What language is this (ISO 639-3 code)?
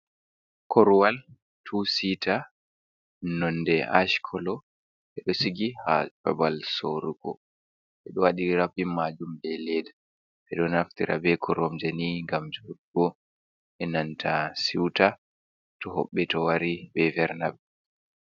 ful